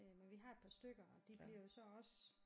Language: Danish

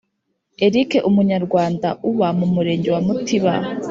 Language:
Kinyarwanda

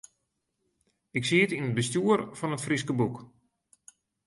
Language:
Western Frisian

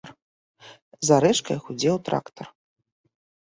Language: Belarusian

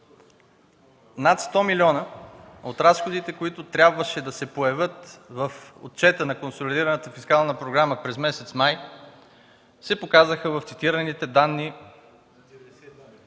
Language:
Bulgarian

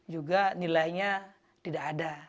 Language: Indonesian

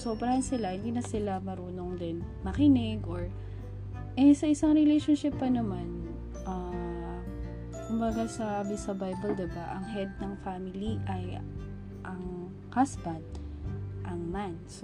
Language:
Filipino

